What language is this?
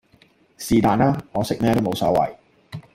Cantonese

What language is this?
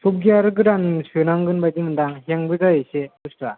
Bodo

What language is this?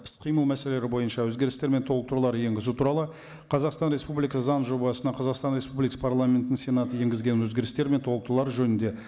Kazakh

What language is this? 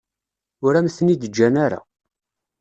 Kabyle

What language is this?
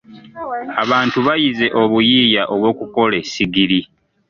Ganda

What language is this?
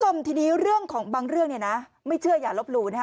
Thai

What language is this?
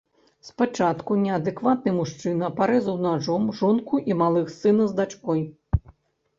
Belarusian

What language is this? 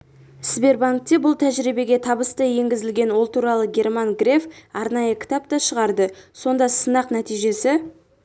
Kazakh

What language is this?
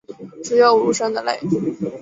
Chinese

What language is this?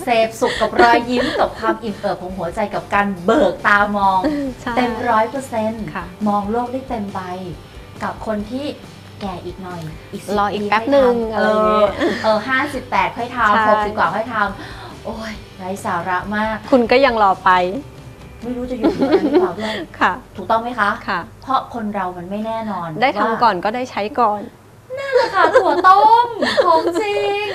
Thai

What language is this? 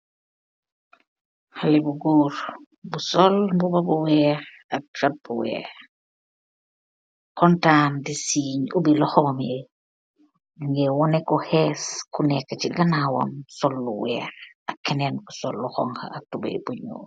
Wolof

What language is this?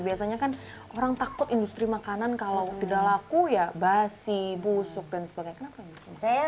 Indonesian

